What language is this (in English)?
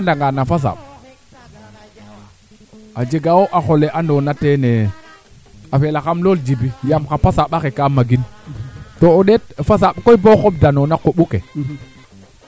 Serer